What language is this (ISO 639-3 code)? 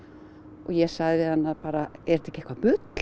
isl